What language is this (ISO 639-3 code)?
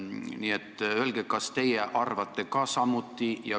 est